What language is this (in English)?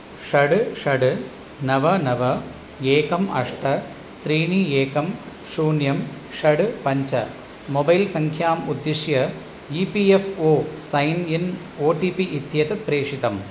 Sanskrit